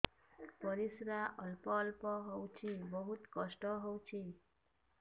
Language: Odia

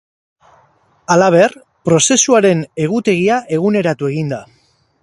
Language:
Basque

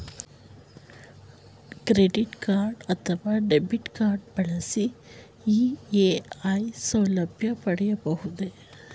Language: Kannada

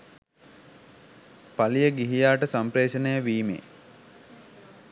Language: Sinhala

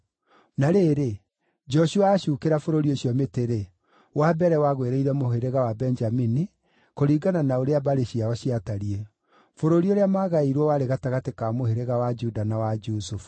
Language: Kikuyu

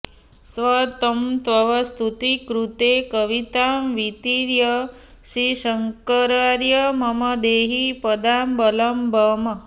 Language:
Sanskrit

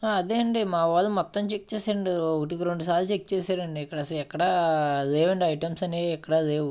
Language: Telugu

